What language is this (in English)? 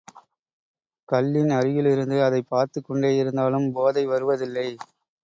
Tamil